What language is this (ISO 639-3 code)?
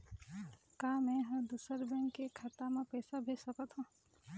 hne